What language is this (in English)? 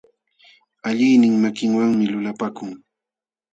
Jauja Wanca Quechua